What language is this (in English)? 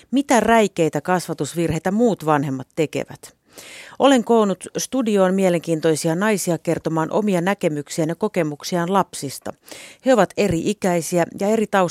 Finnish